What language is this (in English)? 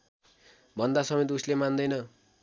Nepali